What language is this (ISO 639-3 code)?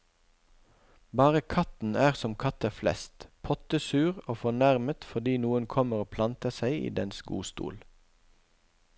nor